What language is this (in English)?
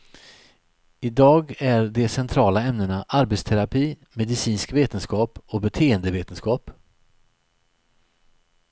Swedish